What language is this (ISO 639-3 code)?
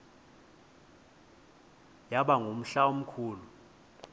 xho